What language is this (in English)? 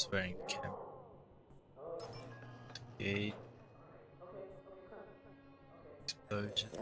English